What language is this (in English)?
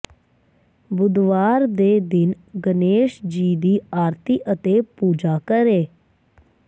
Punjabi